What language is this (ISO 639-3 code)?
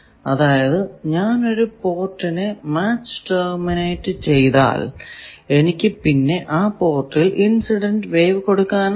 mal